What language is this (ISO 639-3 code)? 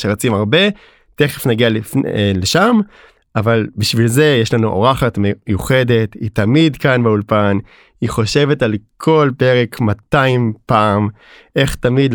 heb